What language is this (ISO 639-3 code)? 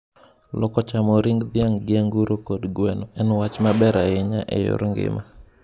luo